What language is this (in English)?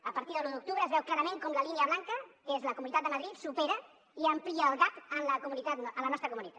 Catalan